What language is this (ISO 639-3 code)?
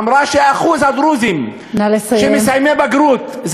heb